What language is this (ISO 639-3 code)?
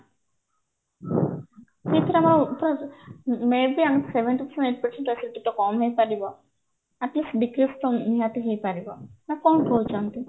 ori